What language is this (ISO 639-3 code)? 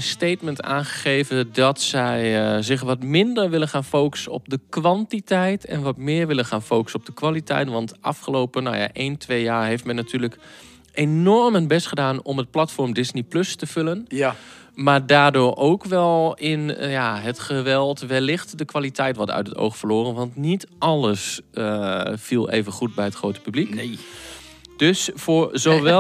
nld